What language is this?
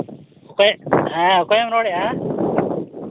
Santali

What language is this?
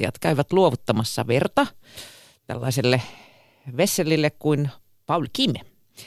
Finnish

